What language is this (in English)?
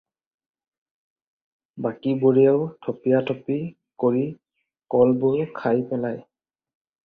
Assamese